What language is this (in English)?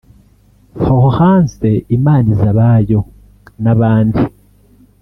Kinyarwanda